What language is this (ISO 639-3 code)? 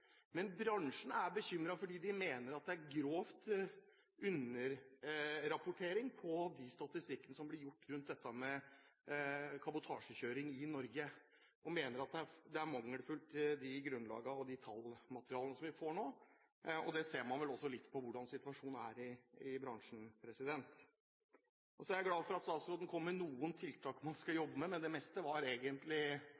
nob